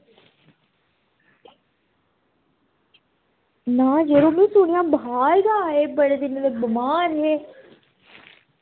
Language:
Dogri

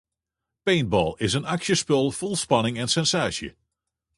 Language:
Western Frisian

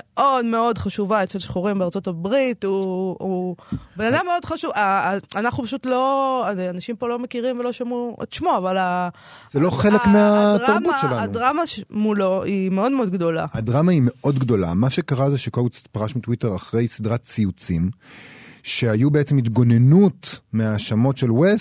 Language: Hebrew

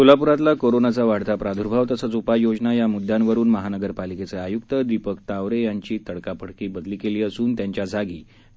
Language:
Marathi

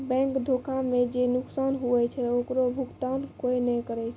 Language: Maithili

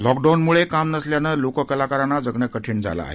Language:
Marathi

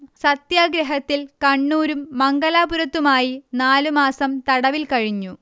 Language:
Malayalam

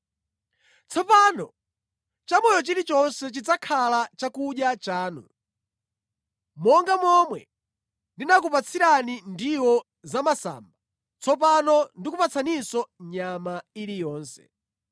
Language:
Nyanja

